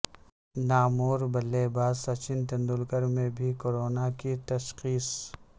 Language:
Urdu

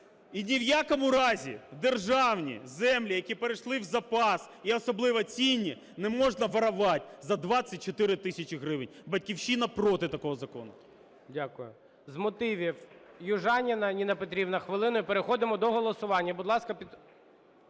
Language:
Ukrainian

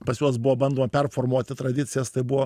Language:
Lithuanian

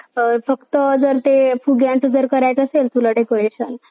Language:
Marathi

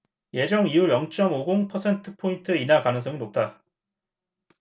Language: Korean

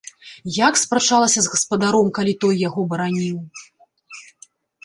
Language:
Belarusian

